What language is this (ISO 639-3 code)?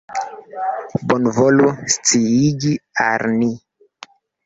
epo